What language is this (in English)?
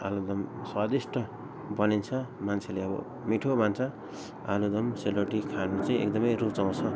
Nepali